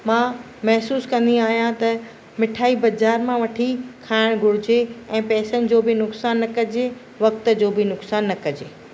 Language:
Sindhi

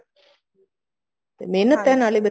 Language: Punjabi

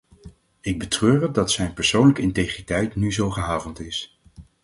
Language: Dutch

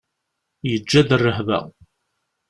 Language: Kabyle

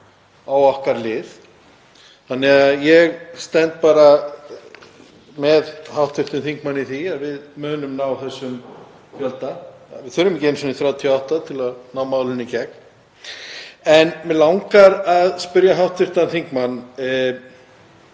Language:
Icelandic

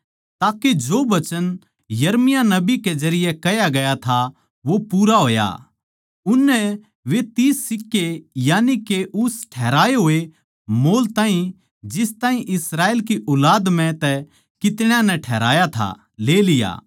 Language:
Haryanvi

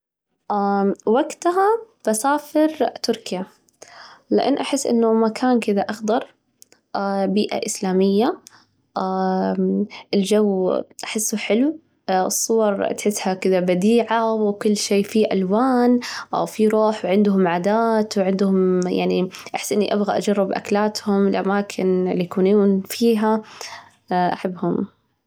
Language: Najdi Arabic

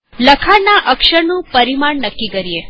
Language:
Gujarati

